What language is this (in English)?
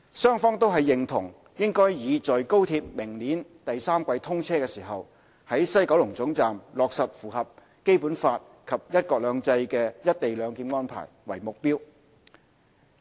Cantonese